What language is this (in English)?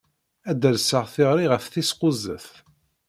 Kabyle